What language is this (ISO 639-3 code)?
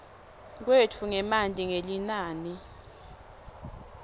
ssw